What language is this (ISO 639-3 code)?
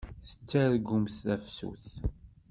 kab